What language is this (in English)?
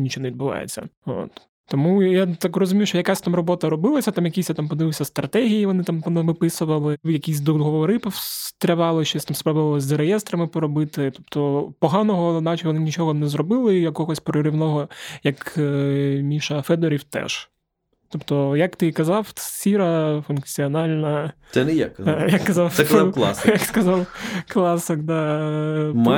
Ukrainian